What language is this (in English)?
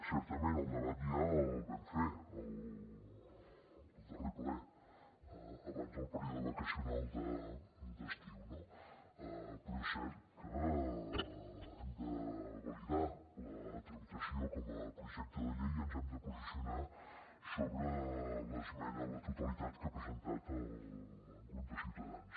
Catalan